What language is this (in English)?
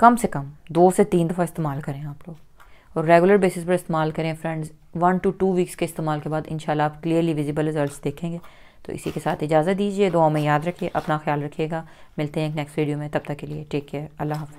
Hindi